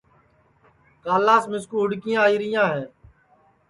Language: Sansi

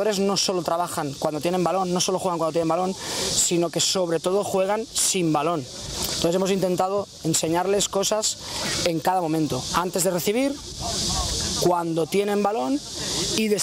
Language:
Korean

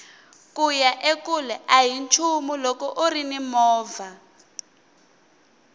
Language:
Tsonga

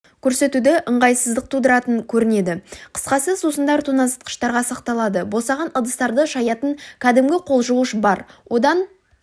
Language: Kazakh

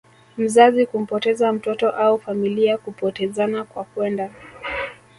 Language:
Swahili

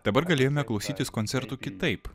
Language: Lithuanian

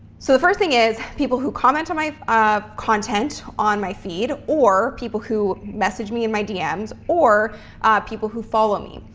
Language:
English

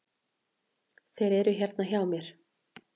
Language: Icelandic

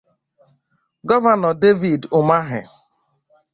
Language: Igbo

